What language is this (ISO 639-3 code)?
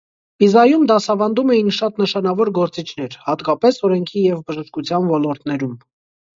hye